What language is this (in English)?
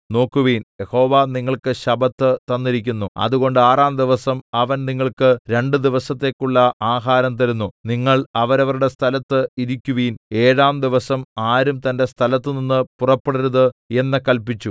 Malayalam